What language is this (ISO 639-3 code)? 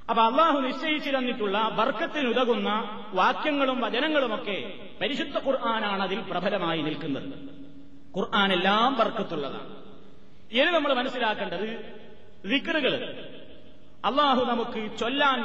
mal